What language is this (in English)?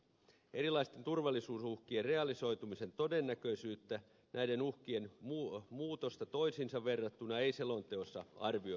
Finnish